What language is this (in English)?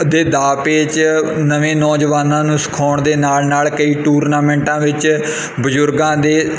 Punjabi